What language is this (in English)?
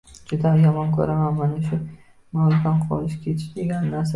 Uzbek